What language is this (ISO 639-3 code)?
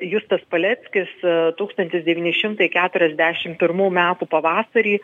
lit